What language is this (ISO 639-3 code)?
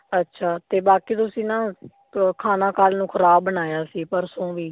pan